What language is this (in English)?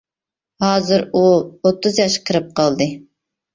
Uyghur